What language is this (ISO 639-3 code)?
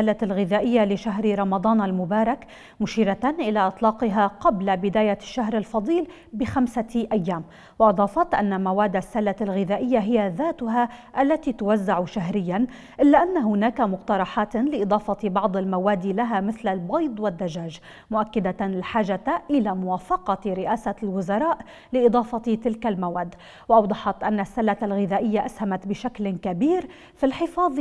ara